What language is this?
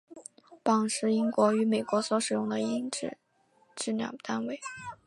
Chinese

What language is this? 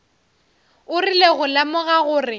Northern Sotho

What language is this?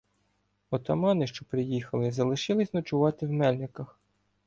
Ukrainian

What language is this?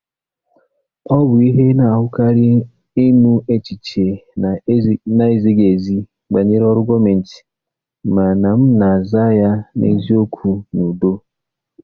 Igbo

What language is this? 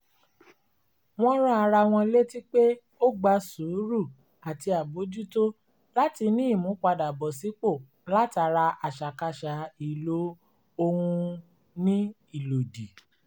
Yoruba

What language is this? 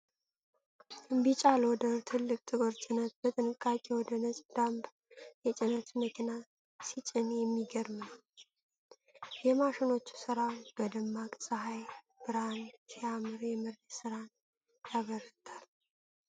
Amharic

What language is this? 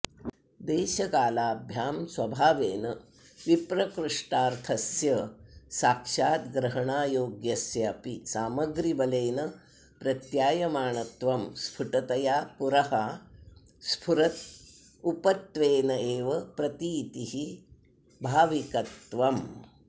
Sanskrit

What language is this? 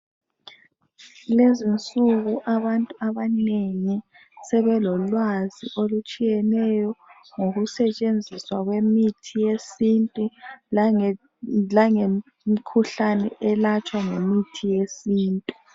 North Ndebele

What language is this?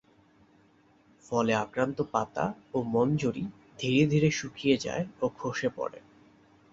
Bangla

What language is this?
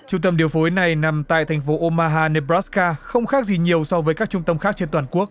Vietnamese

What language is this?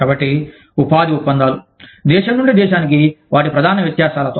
Telugu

